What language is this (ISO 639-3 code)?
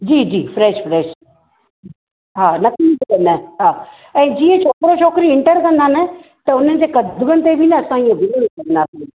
snd